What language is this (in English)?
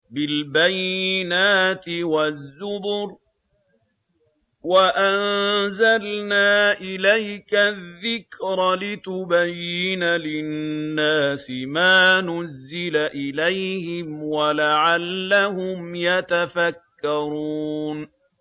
Arabic